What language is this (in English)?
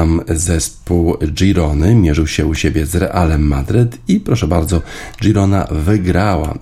Polish